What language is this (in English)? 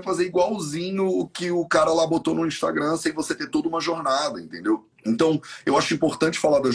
Portuguese